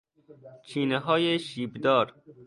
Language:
Persian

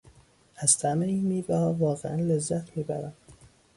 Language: Persian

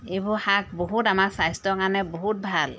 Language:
Assamese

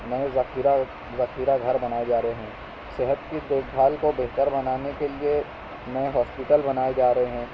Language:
Urdu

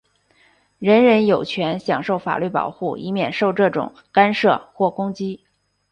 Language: Chinese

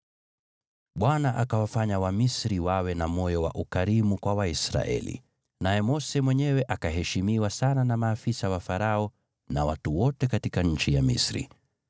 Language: Swahili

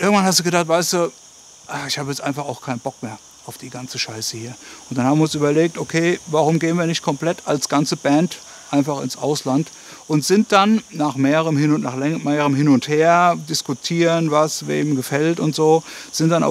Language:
German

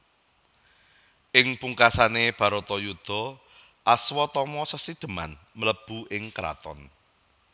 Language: Javanese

